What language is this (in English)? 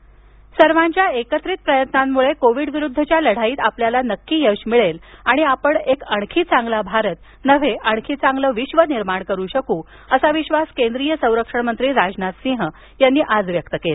Marathi